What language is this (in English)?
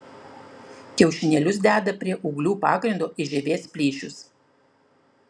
Lithuanian